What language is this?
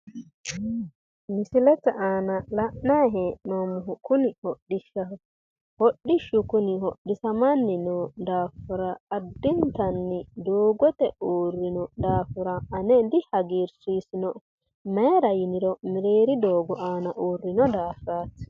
Sidamo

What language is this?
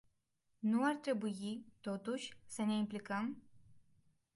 Romanian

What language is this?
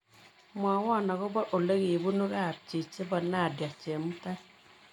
Kalenjin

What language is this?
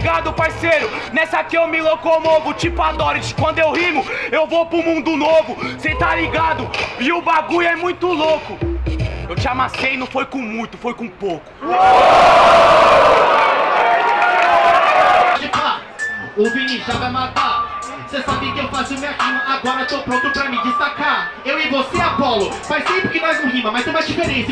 Portuguese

